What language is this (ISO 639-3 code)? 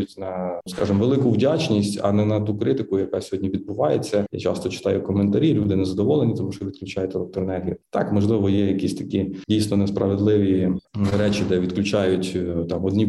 ukr